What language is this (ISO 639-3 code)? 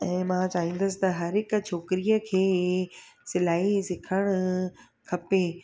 snd